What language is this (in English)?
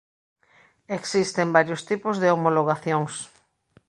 Galician